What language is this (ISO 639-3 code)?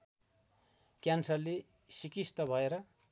nep